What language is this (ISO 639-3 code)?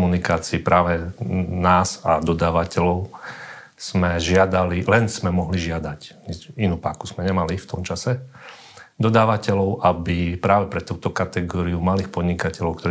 slk